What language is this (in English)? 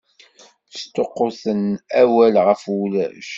Kabyle